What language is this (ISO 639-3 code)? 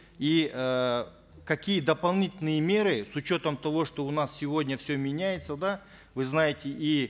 kaz